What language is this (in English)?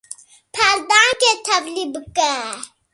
Kurdish